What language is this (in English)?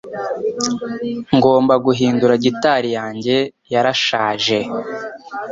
Kinyarwanda